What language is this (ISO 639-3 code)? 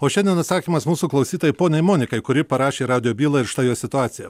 lit